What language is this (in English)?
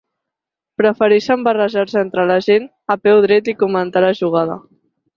Catalan